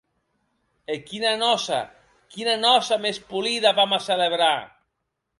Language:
Occitan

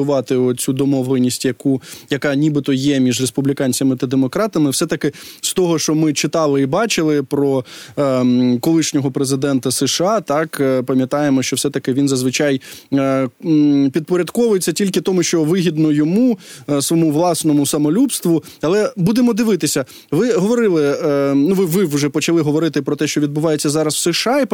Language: Ukrainian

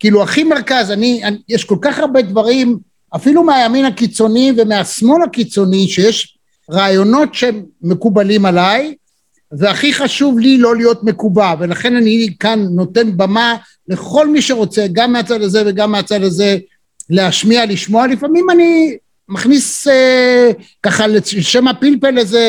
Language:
Hebrew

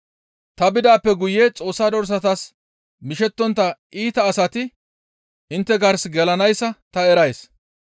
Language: Gamo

